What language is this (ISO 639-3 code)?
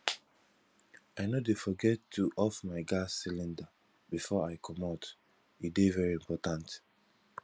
pcm